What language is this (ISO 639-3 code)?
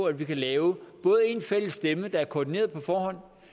dan